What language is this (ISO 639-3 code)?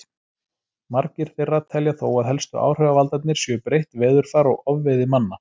isl